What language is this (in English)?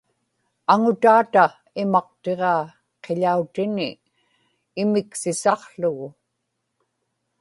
Inupiaq